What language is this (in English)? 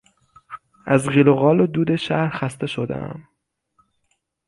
Persian